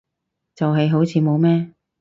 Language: Cantonese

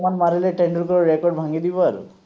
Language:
Assamese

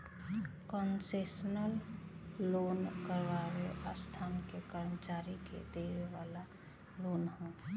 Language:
Bhojpuri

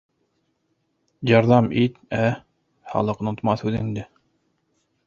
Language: Bashkir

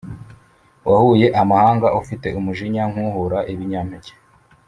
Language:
Kinyarwanda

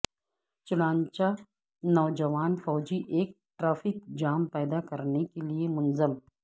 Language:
Urdu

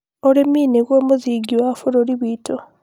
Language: Kikuyu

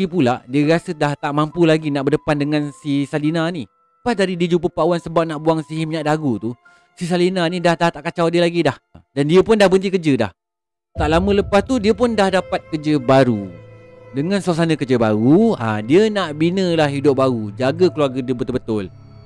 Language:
Malay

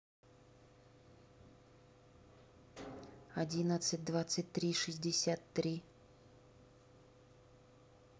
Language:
Russian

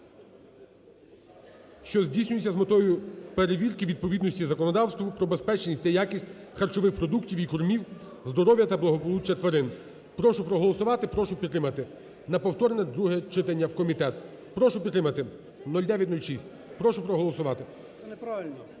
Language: Ukrainian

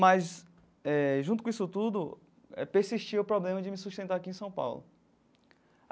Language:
Portuguese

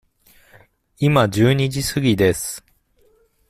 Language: Japanese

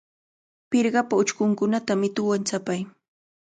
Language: Cajatambo North Lima Quechua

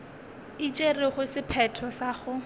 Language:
Northern Sotho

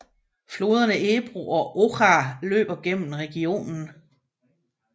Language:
Danish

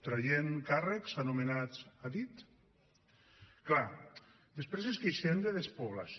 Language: Catalan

